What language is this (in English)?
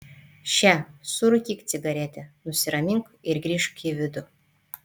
Lithuanian